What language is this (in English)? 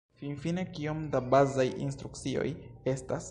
Esperanto